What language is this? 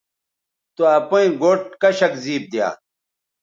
Bateri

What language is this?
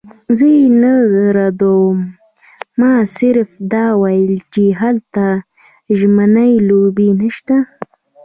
Pashto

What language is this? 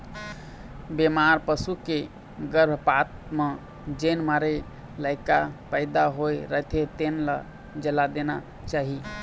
Chhattisgarhi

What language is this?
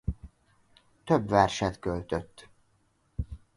Hungarian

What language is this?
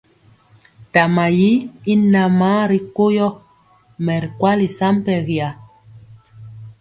Mpiemo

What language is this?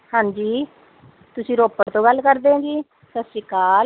Punjabi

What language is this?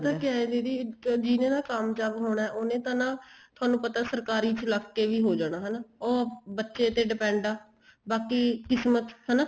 Punjabi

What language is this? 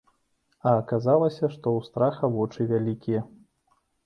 Belarusian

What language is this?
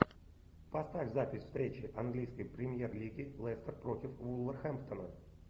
Russian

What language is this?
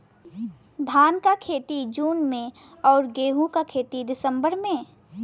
Bhojpuri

